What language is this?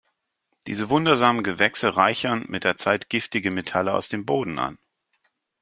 German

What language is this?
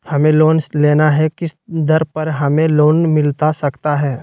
Magahi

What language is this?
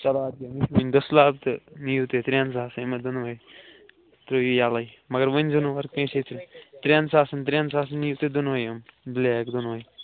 Kashmiri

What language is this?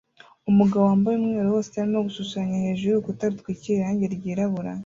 Kinyarwanda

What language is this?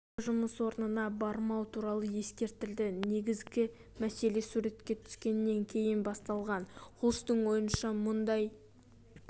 Kazakh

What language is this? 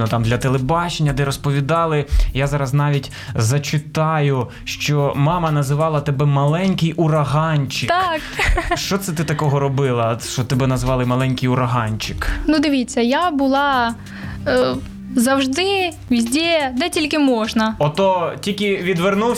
Ukrainian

